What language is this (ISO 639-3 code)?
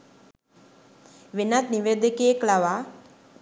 sin